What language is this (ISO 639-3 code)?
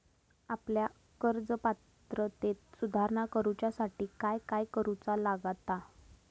mar